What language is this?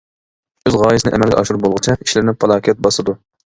Uyghur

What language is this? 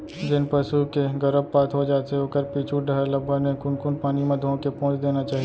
Chhattisgarhi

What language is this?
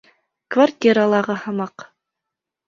Bashkir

